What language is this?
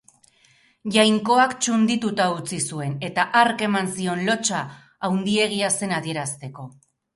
Basque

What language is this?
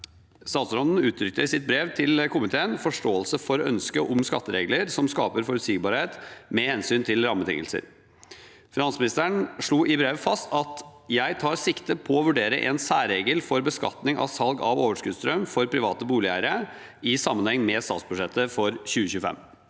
Norwegian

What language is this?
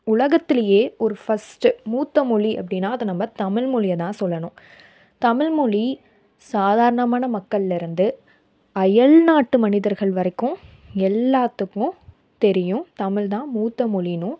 Tamil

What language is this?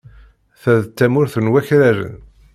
Kabyle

